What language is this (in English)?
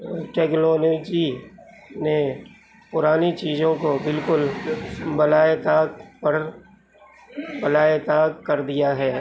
Urdu